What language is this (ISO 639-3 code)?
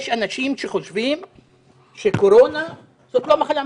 heb